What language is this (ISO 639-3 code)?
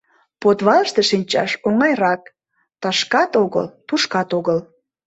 chm